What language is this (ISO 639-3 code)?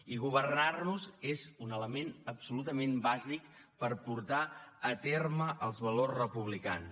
cat